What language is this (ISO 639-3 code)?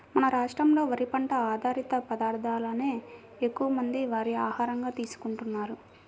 tel